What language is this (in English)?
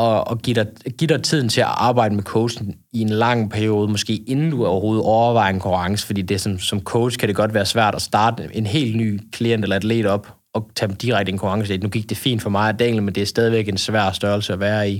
Danish